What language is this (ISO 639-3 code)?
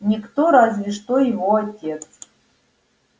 rus